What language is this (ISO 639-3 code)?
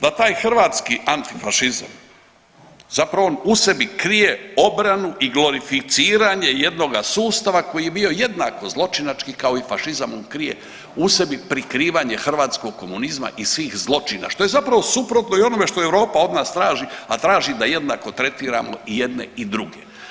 hrv